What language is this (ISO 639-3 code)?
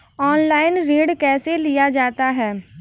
hin